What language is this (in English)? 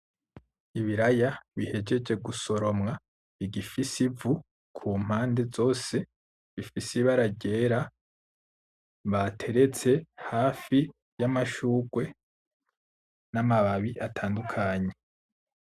Rundi